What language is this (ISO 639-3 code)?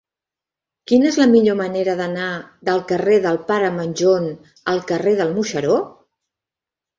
cat